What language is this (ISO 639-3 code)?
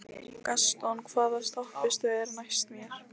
isl